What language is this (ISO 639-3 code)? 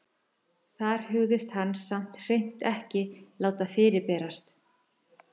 isl